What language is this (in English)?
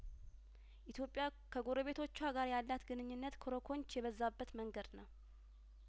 Amharic